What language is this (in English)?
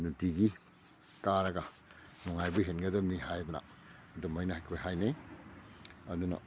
Manipuri